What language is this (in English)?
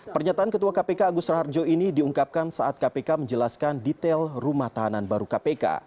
Indonesian